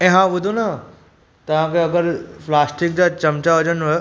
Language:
Sindhi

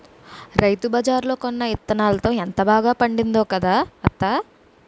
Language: Telugu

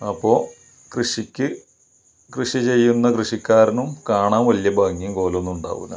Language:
Malayalam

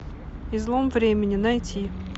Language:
Russian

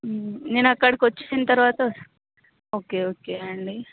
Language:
Telugu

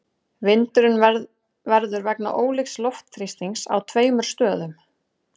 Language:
Icelandic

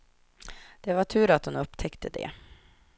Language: Swedish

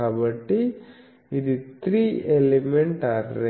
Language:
Telugu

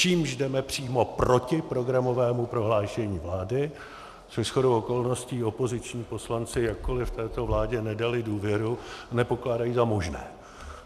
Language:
Czech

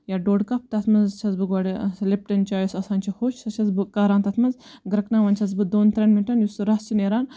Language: Kashmiri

